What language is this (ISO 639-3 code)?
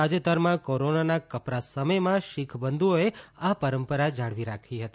guj